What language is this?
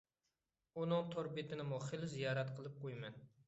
Uyghur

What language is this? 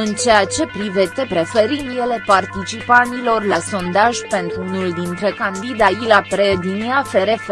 Romanian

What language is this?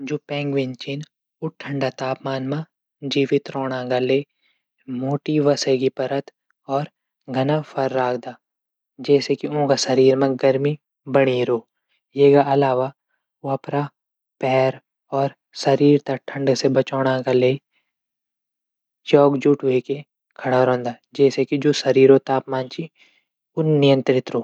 Garhwali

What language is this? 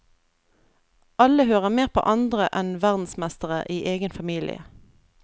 Norwegian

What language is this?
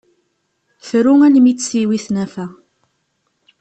Kabyle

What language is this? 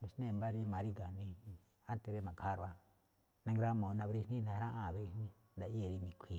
Malinaltepec Me'phaa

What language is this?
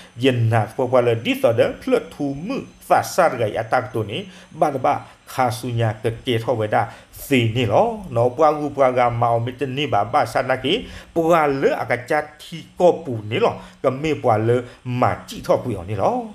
Thai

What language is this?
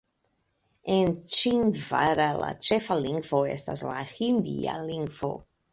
Esperanto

